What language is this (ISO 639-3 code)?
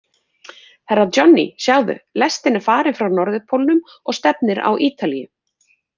isl